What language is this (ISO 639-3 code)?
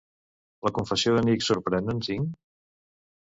cat